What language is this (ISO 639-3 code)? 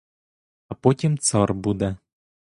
ukr